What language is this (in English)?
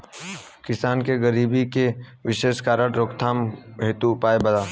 Bhojpuri